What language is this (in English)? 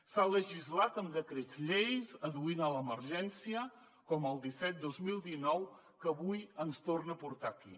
Catalan